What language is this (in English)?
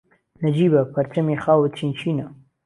Central Kurdish